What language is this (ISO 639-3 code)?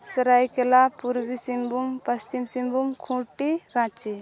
sat